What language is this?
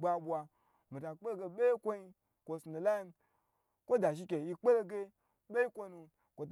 Gbagyi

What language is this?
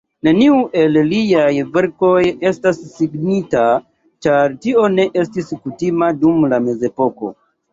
Esperanto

